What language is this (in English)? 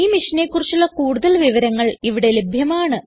Malayalam